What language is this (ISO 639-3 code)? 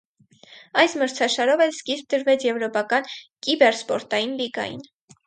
hye